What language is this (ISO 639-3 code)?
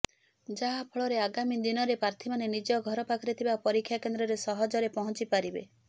ori